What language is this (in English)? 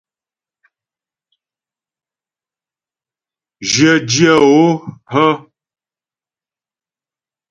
Ghomala